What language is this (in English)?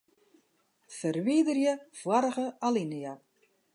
Western Frisian